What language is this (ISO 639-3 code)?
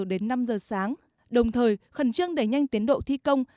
vie